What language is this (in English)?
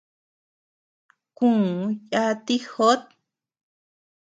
Tepeuxila Cuicatec